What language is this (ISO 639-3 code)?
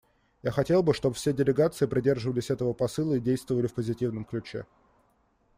rus